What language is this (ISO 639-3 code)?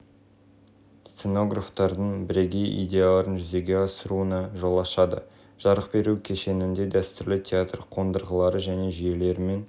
kaz